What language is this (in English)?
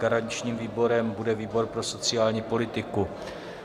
Czech